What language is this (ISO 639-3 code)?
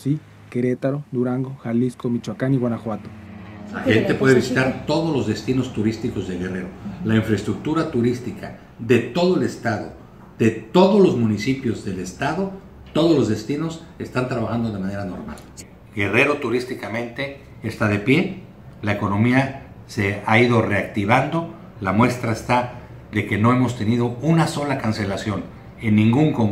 spa